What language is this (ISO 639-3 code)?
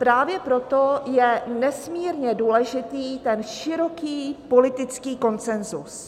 ces